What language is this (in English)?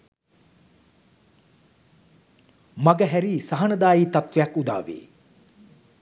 Sinhala